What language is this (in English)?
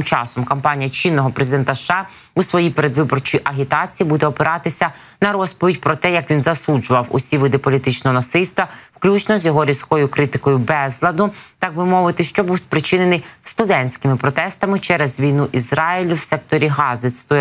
Ukrainian